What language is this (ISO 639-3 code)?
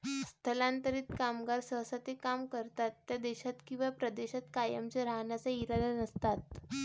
mar